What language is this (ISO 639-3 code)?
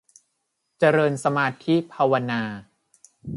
tha